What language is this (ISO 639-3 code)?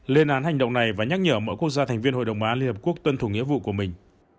vie